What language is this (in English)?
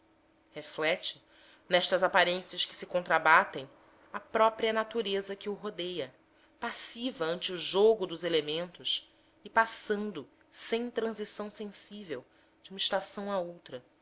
Portuguese